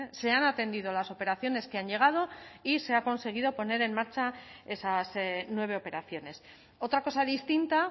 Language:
Spanish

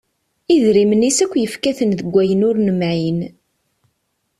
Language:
Kabyle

